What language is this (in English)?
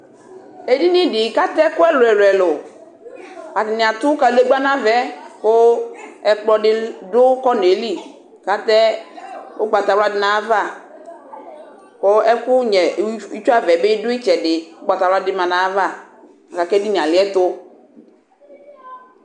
Ikposo